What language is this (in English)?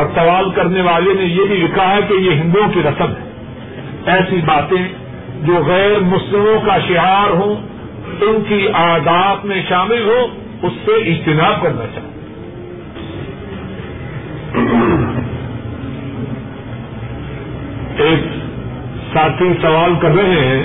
Urdu